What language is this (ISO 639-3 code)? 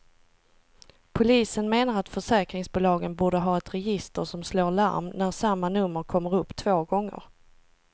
swe